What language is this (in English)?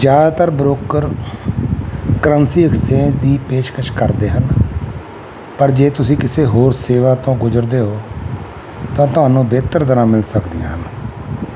Punjabi